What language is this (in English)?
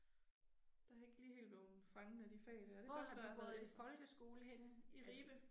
Danish